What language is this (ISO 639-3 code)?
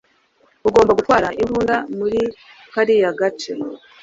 kin